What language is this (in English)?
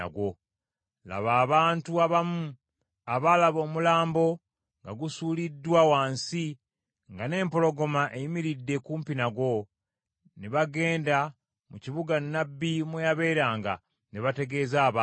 Ganda